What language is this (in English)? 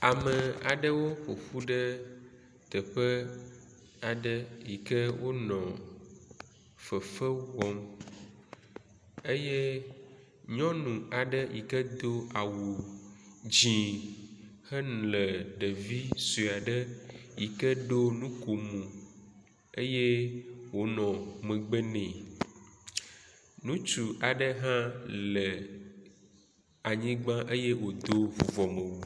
Ewe